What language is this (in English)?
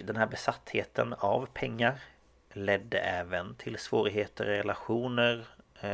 Swedish